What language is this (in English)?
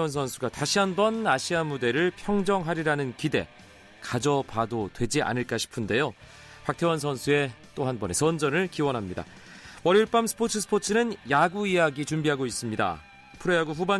Korean